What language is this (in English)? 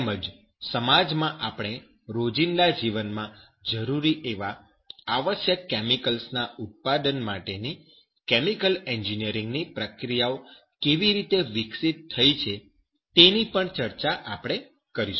Gujarati